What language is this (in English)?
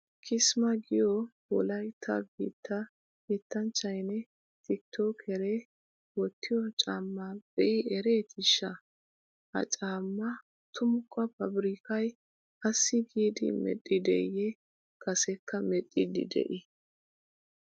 Wolaytta